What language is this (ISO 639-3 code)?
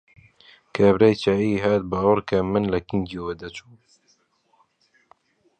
ckb